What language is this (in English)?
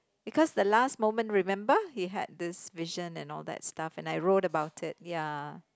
English